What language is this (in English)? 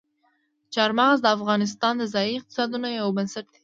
Pashto